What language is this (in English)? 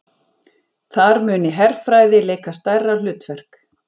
Icelandic